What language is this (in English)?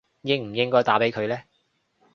Cantonese